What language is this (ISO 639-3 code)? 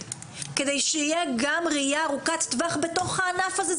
heb